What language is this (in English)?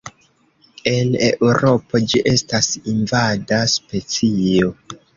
Esperanto